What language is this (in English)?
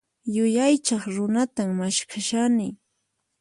Puno Quechua